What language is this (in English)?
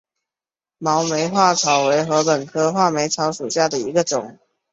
Chinese